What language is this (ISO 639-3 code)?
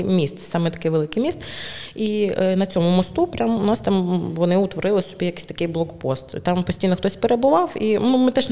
ukr